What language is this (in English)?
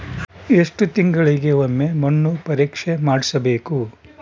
Kannada